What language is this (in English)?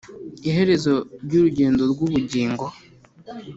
Kinyarwanda